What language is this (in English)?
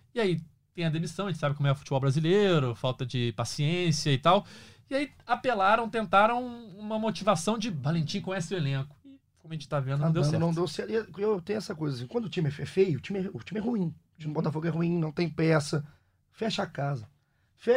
Portuguese